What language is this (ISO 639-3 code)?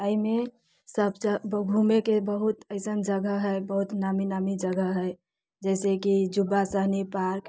mai